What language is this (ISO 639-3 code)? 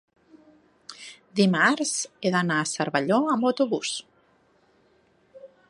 cat